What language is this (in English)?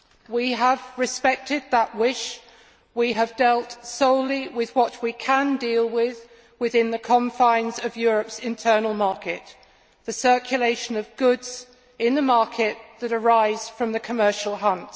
English